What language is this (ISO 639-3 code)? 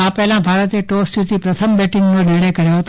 guj